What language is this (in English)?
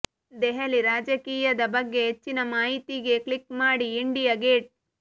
Kannada